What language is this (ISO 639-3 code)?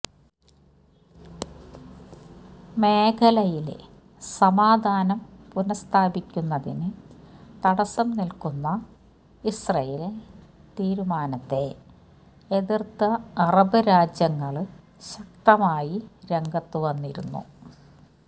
mal